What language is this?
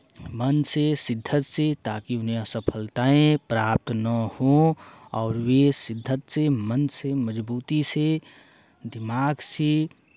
Hindi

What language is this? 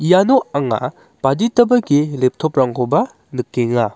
Garo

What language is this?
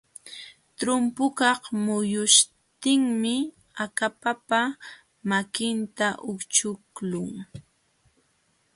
Jauja Wanca Quechua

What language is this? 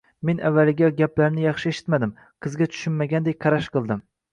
Uzbek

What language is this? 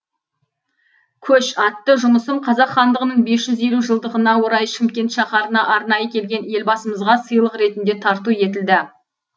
Kazakh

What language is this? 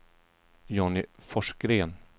Swedish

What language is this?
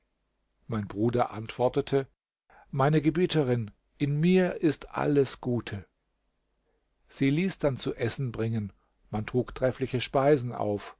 German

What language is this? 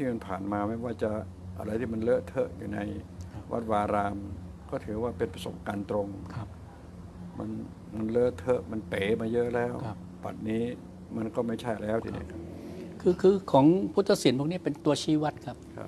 Thai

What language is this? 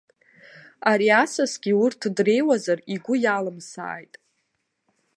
Abkhazian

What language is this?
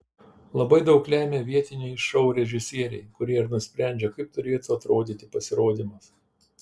Lithuanian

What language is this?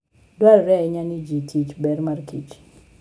Luo (Kenya and Tanzania)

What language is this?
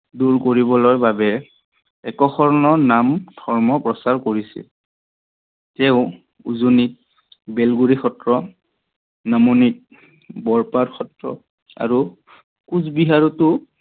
Assamese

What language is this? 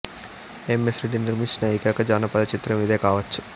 Telugu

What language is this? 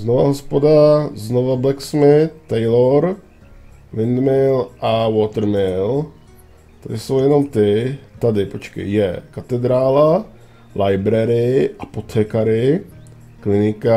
Czech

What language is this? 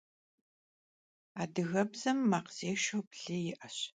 Kabardian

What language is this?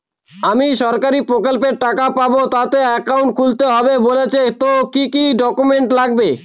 Bangla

